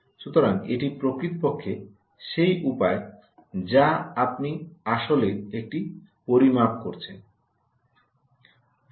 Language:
Bangla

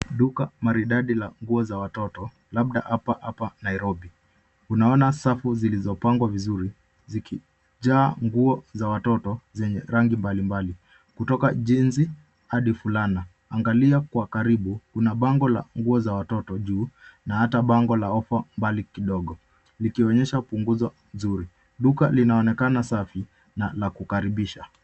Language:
Swahili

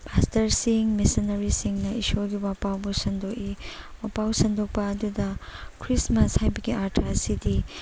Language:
Manipuri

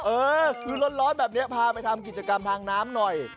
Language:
Thai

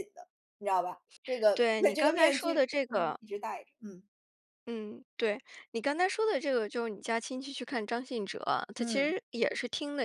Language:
Chinese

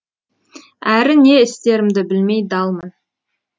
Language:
Kazakh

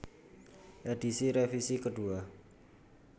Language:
Javanese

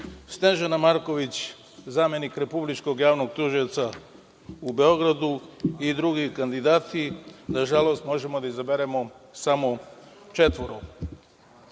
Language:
Serbian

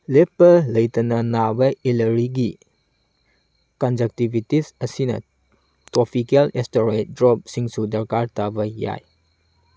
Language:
Manipuri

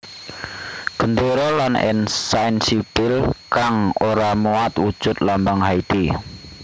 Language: Javanese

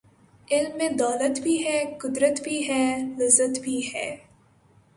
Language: Urdu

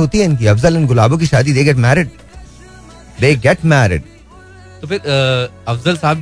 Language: Hindi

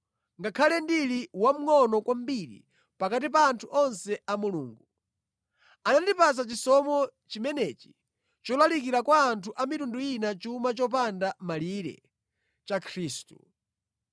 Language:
Nyanja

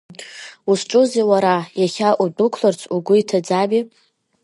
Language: Abkhazian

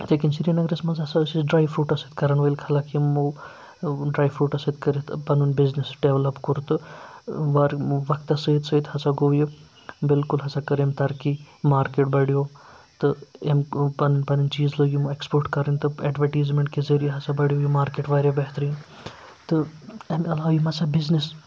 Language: Kashmiri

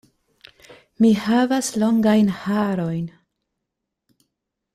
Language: Esperanto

